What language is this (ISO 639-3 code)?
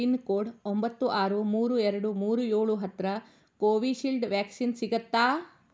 kan